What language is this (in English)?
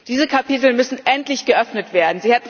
German